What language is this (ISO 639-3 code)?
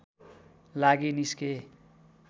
nep